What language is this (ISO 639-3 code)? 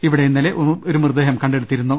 mal